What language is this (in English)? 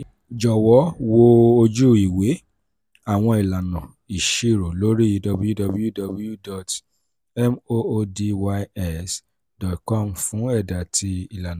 Yoruba